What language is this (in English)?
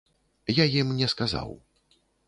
Belarusian